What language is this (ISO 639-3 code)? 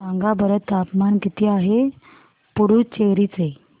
mar